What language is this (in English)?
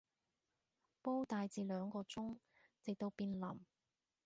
Cantonese